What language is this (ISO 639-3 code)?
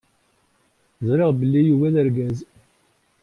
kab